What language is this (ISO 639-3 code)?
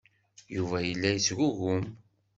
kab